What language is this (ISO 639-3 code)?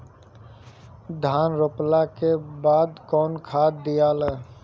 bho